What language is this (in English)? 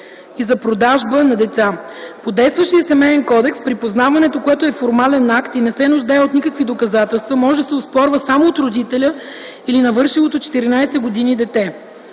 Bulgarian